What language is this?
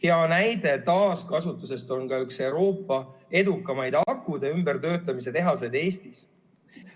Estonian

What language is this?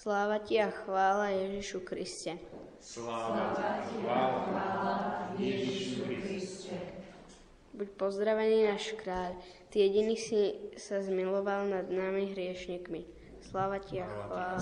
Slovak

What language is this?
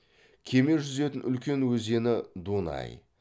Kazakh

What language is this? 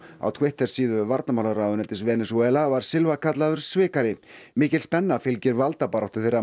Icelandic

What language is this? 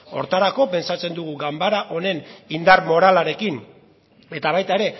Basque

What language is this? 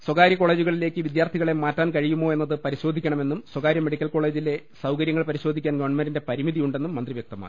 Malayalam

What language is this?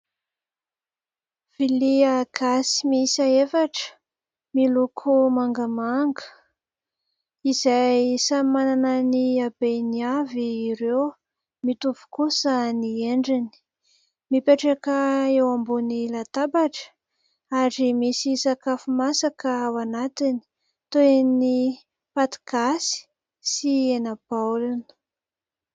Malagasy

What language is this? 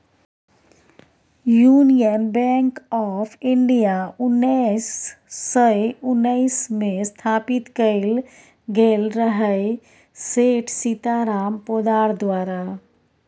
Maithili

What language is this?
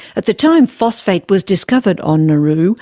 English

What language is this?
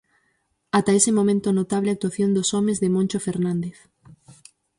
Galician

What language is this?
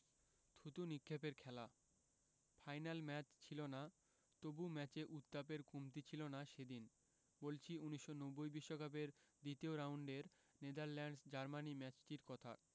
Bangla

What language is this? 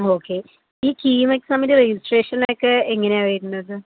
Malayalam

